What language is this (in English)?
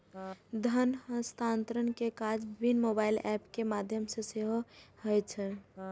Maithili